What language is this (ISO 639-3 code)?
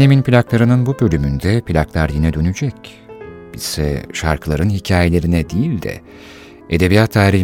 tur